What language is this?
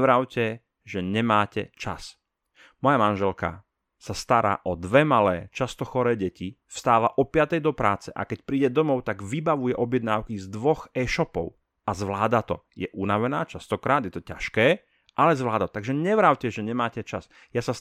Slovak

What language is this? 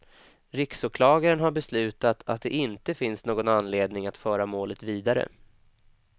Swedish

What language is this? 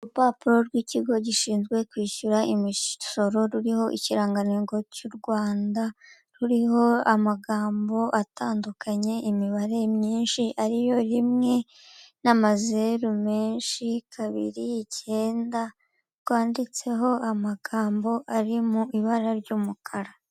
Kinyarwanda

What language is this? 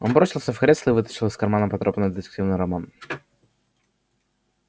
Russian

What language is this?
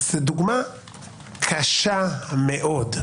Hebrew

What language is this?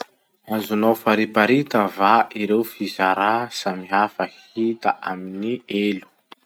Masikoro Malagasy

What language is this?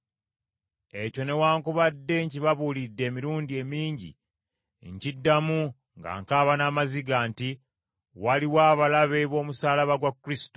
Ganda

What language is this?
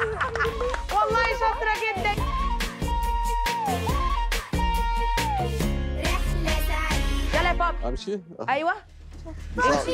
Arabic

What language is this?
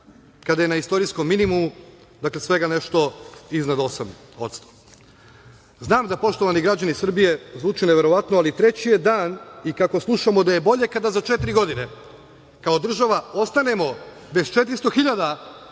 Serbian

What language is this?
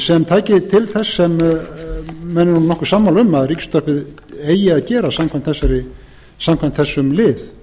Icelandic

